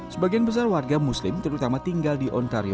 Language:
Indonesian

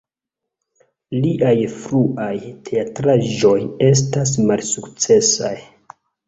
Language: Esperanto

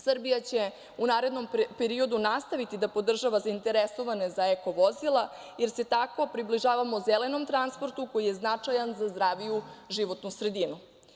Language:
Serbian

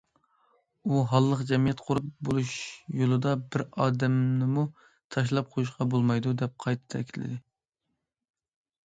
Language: Uyghur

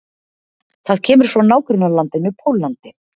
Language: Icelandic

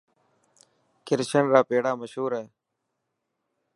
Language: Dhatki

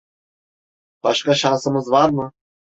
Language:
Turkish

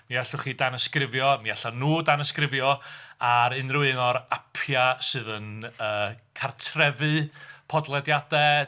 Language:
Welsh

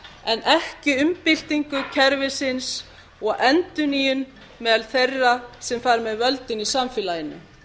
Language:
Icelandic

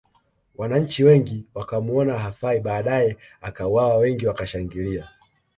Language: Swahili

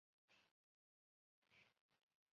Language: Chinese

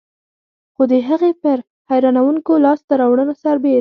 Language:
Pashto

